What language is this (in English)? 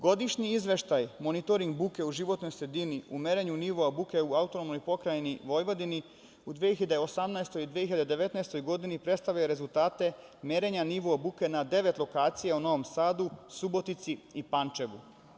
Serbian